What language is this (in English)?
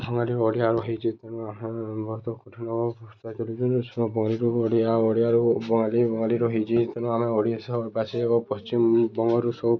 Odia